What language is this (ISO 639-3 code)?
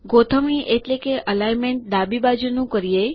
guj